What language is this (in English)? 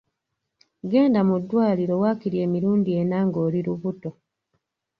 Ganda